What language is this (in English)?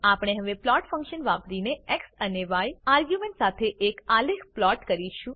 Gujarati